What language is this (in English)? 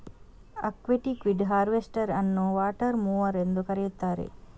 Kannada